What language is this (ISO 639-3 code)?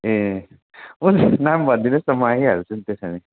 nep